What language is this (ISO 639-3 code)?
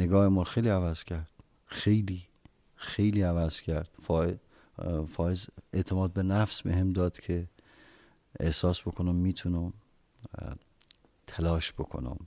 fas